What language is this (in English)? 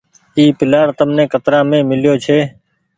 Goaria